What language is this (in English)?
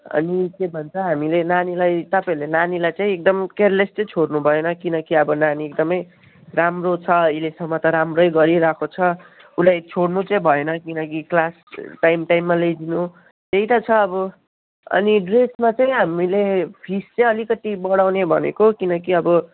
Nepali